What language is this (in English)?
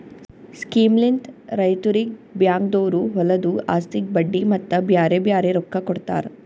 Kannada